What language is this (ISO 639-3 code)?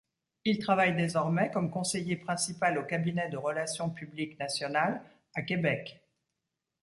fra